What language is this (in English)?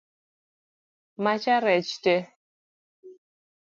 Luo (Kenya and Tanzania)